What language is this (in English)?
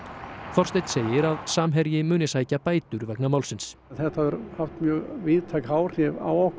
Icelandic